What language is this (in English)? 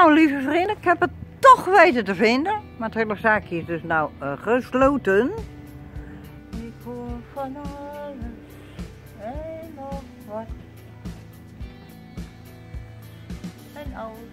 Dutch